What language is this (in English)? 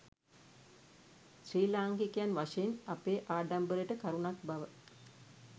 Sinhala